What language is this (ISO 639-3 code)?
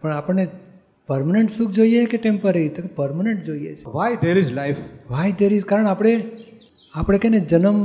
guj